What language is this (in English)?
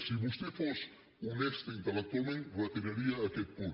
Catalan